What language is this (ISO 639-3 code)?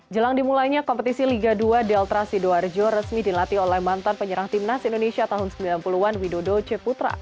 ind